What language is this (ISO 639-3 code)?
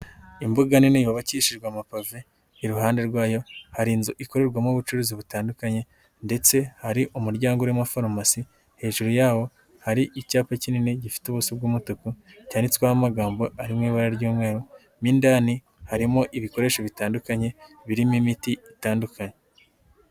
kin